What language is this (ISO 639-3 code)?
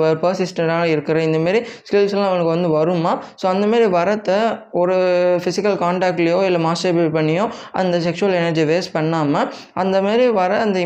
tam